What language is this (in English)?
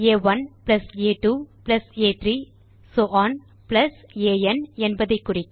Tamil